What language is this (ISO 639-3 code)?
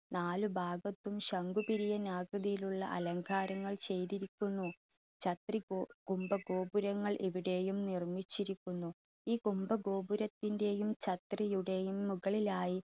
mal